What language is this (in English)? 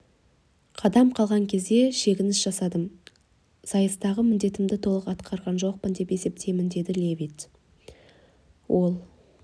Kazakh